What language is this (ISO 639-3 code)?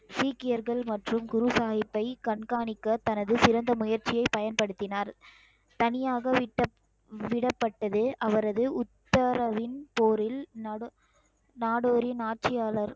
tam